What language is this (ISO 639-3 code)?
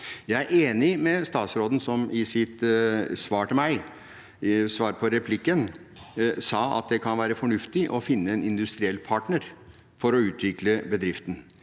nor